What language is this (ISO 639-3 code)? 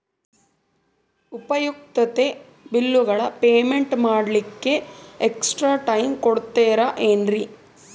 kan